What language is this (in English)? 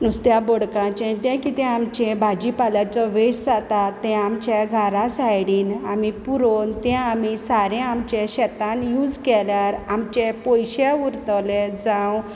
Konkani